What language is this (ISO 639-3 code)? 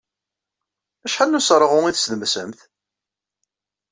kab